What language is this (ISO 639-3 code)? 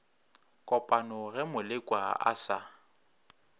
nso